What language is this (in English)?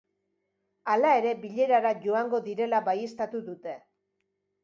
Basque